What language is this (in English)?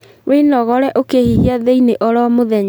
Kikuyu